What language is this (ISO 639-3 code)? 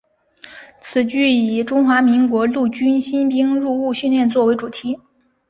zho